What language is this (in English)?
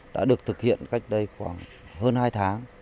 Vietnamese